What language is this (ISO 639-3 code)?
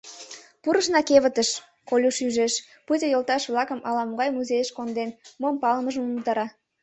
chm